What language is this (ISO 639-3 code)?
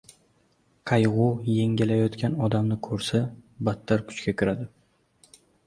uzb